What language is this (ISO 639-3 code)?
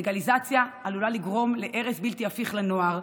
heb